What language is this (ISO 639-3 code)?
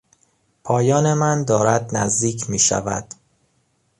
fas